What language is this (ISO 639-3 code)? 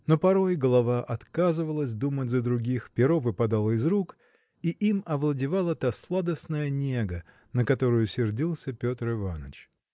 rus